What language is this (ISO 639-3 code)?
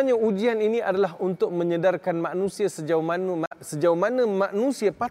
msa